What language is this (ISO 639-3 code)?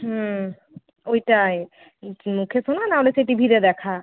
ben